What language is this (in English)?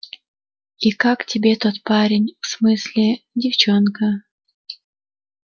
Russian